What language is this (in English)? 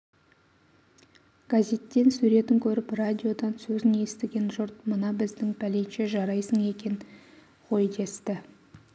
Kazakh